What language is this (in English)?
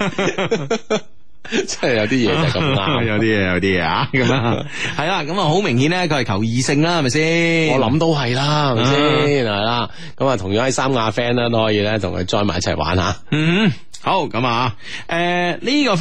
Chinese